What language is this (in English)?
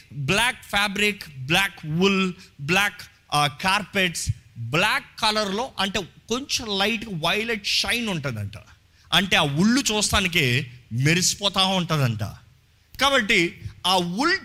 Telugu